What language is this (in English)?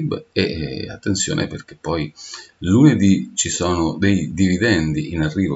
Italian